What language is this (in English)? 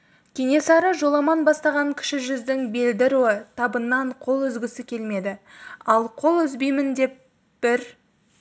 Kazakh